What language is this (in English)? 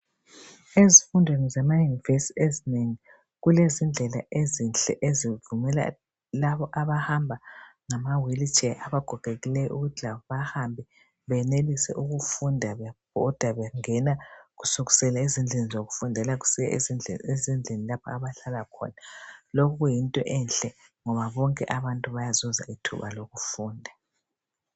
North Ndebele